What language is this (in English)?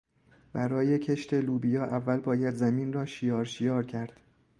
Persian